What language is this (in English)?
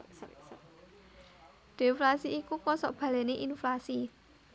Javanese